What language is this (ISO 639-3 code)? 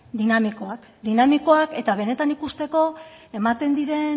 eus